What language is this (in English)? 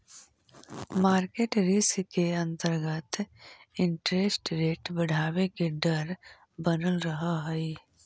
Magahi